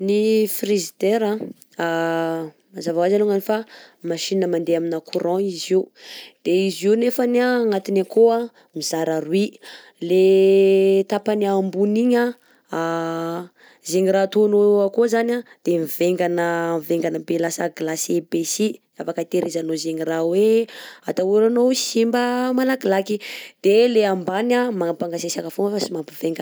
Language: Southern Betsimisaraka Malagasy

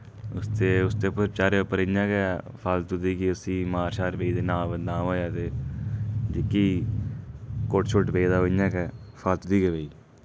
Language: Dogri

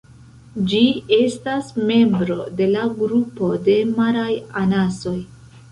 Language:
Esperanto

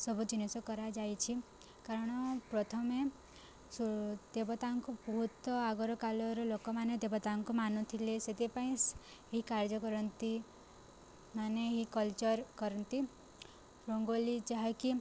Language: Odia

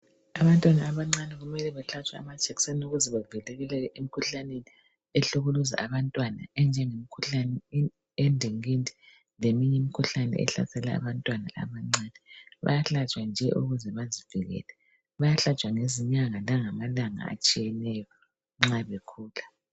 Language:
North Ndebele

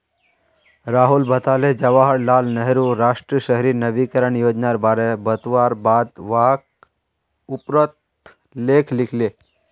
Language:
Magahi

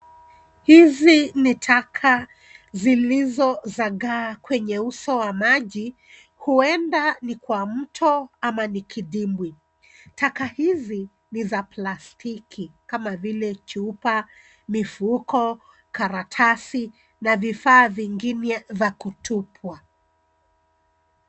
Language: Swahili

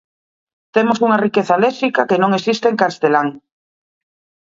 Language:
Galician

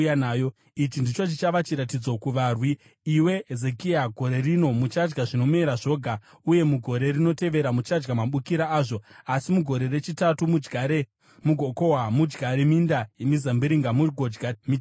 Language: Shona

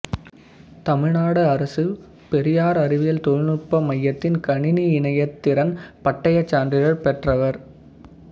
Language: Tamil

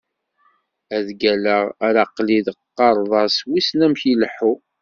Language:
Kabyle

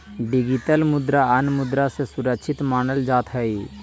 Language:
Magahi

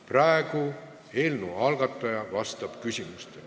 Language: Estonian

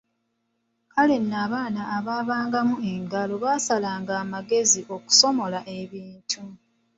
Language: Ganda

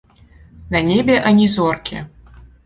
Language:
Belarusian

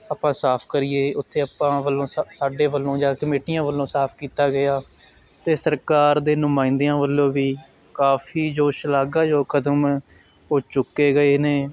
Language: Punjabi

